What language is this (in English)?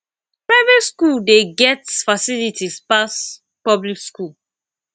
Nigerian Pidgin